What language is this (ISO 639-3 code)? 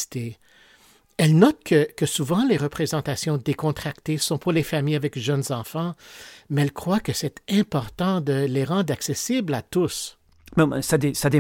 fra